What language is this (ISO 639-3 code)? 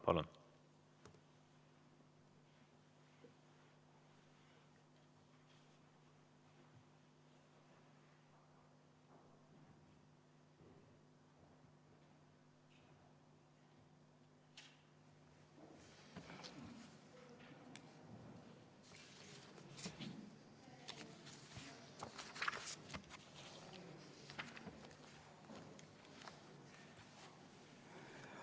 est